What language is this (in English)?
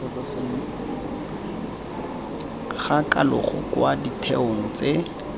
Tswana